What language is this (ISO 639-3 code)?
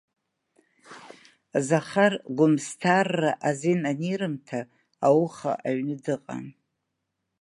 abk